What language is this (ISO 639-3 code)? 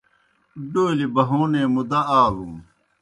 plk